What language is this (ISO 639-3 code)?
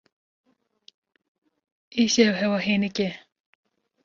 kur